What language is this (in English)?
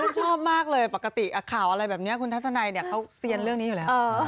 Thai